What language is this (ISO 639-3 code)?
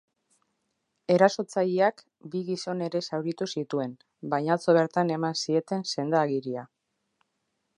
eus